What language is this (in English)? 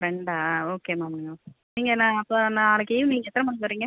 Tamil